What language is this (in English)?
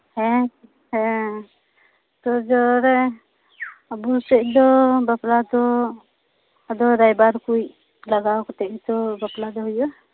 Santali